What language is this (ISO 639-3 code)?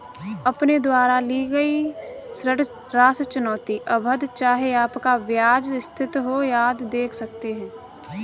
hin